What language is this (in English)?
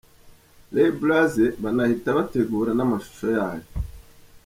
Kinyarwanda